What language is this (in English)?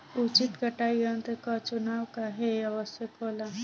Bhojpuri